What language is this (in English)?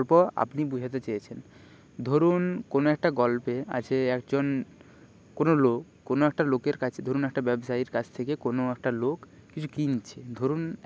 Bangla